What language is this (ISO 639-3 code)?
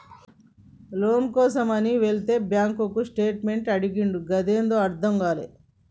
tel